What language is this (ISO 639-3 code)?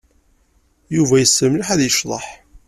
kab